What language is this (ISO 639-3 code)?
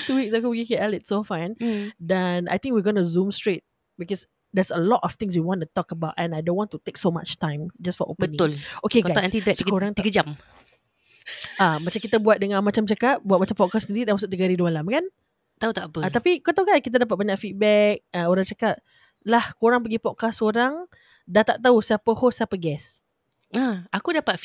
msa